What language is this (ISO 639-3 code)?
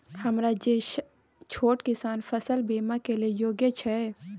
mai